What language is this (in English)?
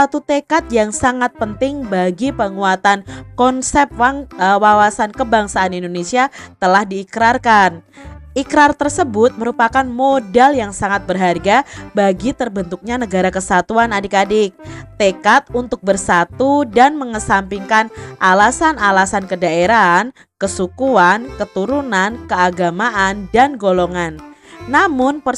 Indonesian